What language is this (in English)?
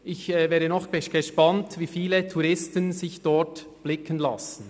Swiss German